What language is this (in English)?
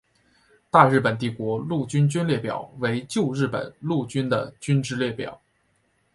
Chinese